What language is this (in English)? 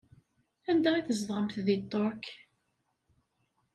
Kabyle